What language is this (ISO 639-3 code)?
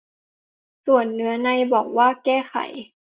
tha